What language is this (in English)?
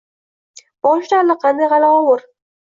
Uzbek